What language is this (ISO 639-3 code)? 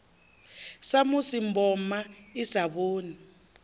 ven